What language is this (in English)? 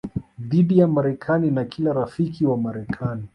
Swahili